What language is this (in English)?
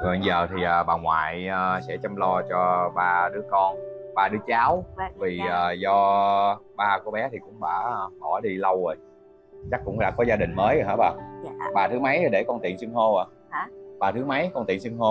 Vietnamese